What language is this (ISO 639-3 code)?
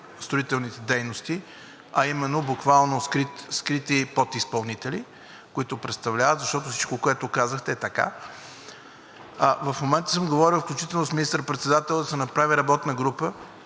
bul